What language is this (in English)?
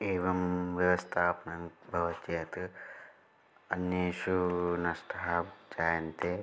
Sanskrit